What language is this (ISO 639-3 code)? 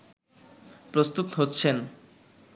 ben